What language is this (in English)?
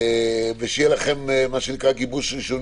Hebrew